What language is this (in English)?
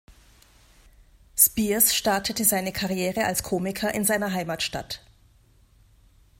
German